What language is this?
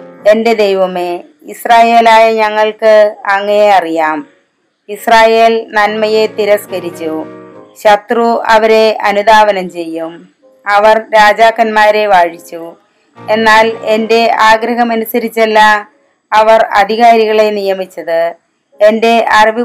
Malayalam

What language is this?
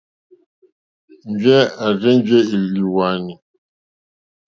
Mokpwe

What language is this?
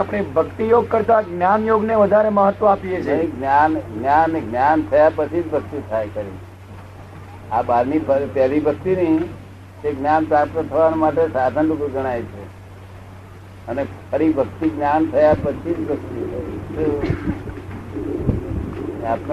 Gujarati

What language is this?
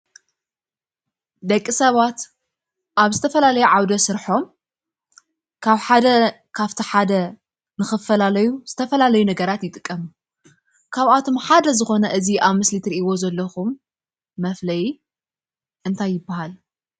Tigrinya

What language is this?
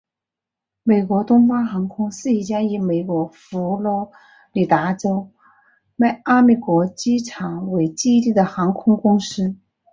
Chinese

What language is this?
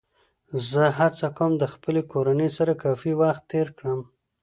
Pashto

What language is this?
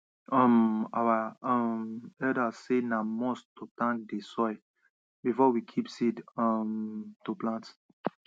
Nigerian Pidgin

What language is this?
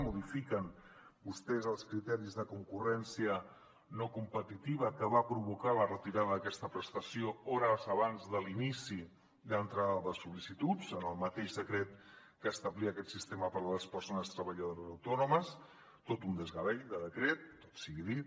Catalan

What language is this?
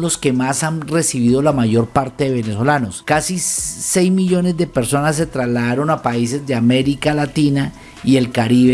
Spanish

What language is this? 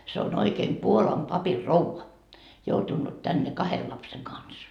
Finnish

